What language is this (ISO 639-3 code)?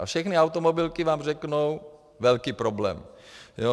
ces